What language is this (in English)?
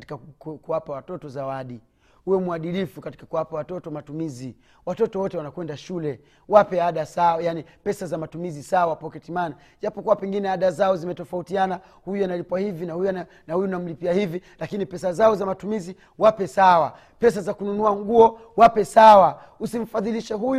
Swahili